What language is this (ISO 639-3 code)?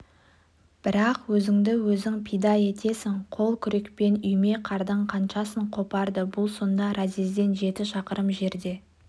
kaz